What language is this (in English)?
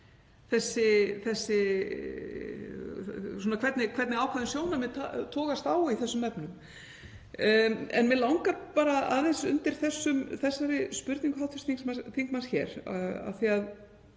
Icelandic